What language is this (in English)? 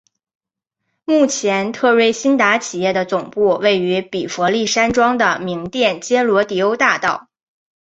Chinese